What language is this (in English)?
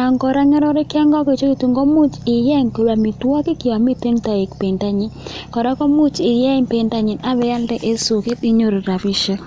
Kalenjin